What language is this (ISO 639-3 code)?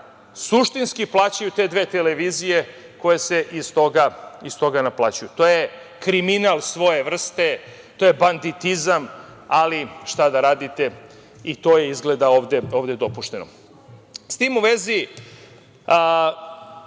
srp